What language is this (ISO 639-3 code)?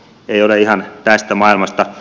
fin